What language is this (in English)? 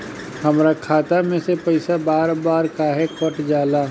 Bhojpuri